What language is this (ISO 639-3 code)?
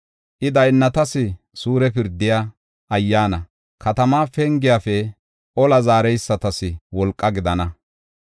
gof